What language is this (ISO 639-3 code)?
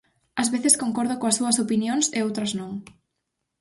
glg